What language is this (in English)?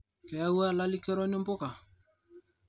Masai